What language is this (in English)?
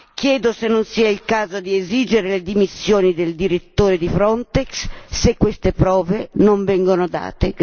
Italian